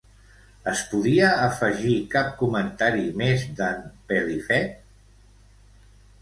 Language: Catalan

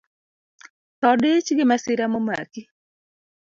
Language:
Luo (Kenya and Tanzania)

